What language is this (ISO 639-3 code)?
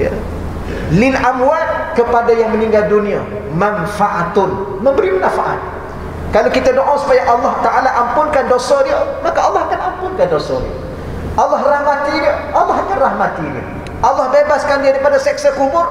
msa